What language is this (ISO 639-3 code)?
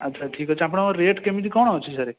ori